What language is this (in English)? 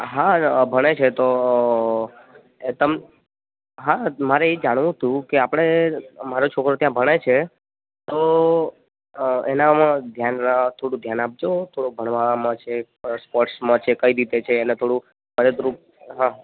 Gujarati